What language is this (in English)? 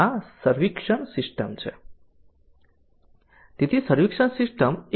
Gujarati